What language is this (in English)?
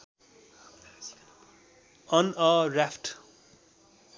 Nepali